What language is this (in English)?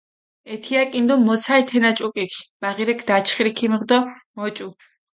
Mingrelian